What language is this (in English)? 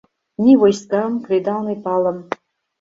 Mari